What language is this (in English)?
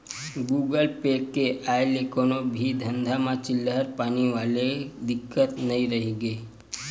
Chhattisgarhi